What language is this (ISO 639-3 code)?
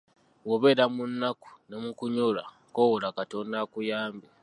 lug